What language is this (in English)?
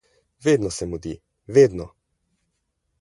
Slovenian